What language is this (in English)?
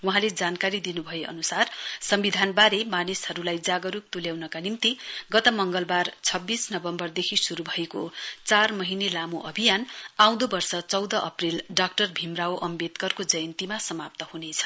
Nepali